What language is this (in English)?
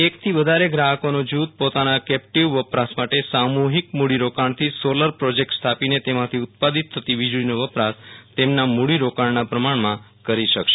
Gujarati